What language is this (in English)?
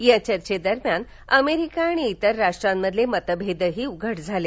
Marathi